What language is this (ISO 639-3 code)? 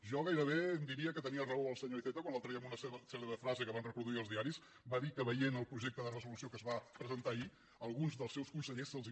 cat